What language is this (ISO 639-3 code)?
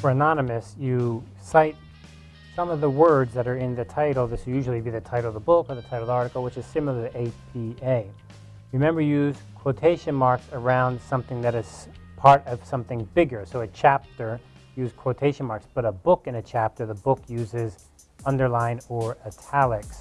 eng